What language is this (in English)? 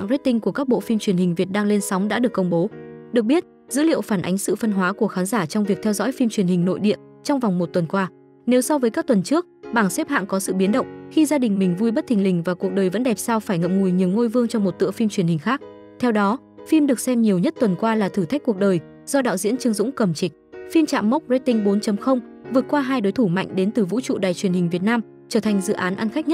Vietnamese